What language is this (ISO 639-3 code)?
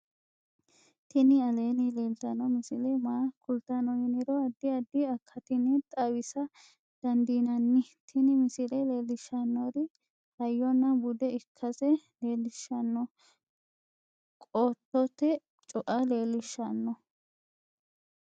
sid